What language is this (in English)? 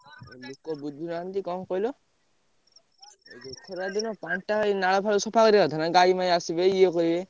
Odia